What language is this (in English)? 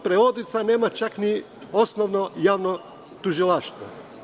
Serbian